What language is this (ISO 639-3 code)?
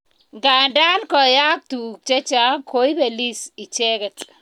kln